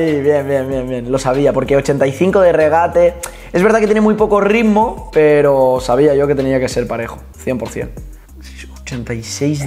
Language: Spanish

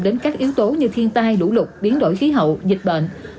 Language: Vietnamese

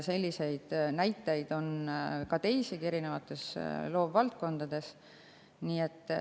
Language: Estonian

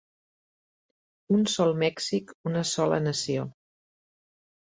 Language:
Catalan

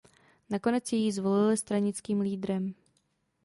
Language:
Czech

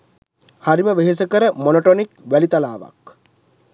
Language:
Sinhala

